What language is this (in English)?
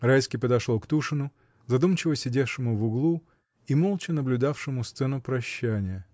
Russian